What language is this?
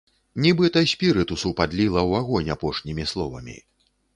Belarusian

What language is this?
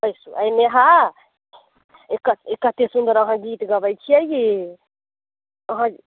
Maithili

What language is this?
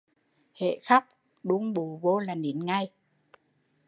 Vietnamese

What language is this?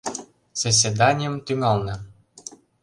Mari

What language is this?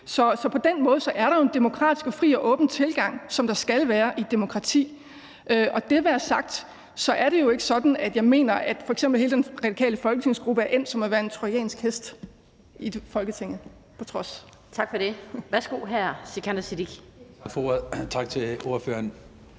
Danish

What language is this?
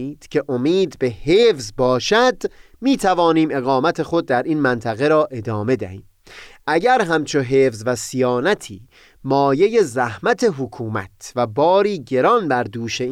Persian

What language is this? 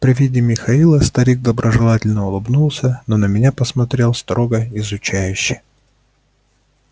Russian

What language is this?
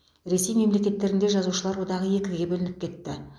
Kazakh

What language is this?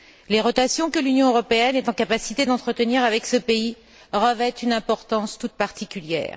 French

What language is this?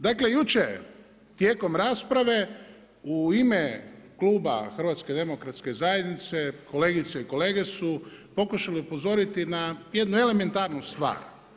Croatian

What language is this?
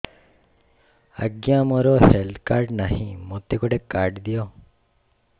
Odia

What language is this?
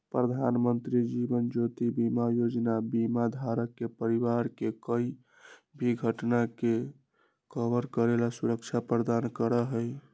Magahi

